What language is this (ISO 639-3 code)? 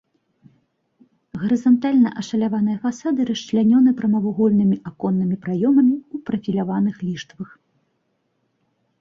bel